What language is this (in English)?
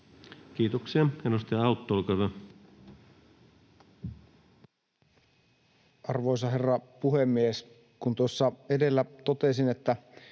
Finnish